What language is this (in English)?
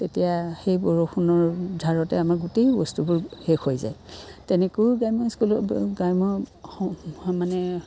Assamese